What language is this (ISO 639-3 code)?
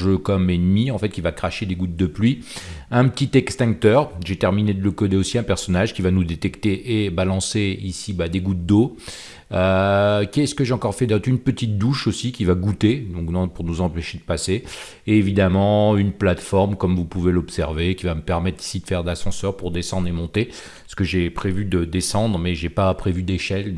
fra